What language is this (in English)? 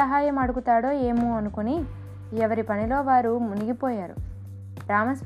Telugu